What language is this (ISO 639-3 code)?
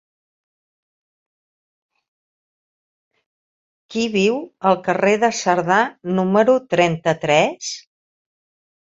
cat